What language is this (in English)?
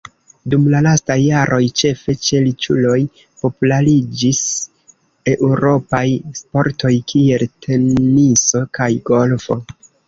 Esperanto